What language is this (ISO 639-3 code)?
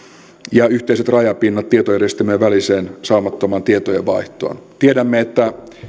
fin